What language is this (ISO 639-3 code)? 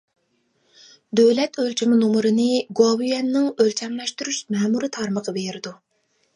uig